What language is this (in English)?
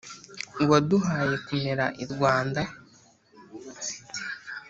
Kinyarwanda